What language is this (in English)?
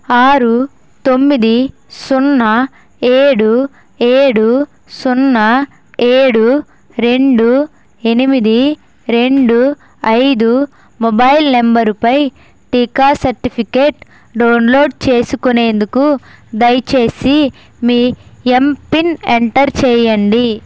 Telugu